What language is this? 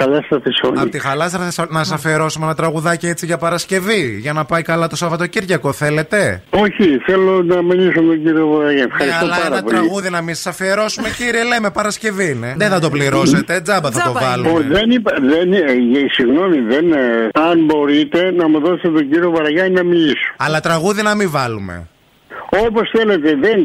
Greek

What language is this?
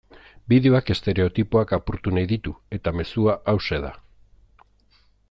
Basque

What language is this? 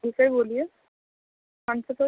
Urdu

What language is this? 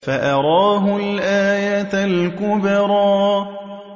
Arabic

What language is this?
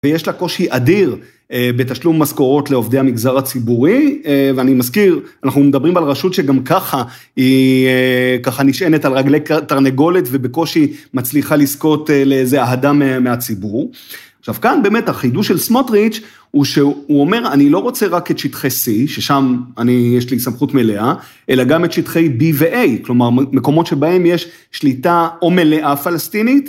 Hebrew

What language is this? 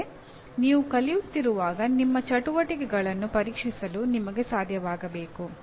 Kannada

